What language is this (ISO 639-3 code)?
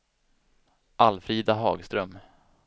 swe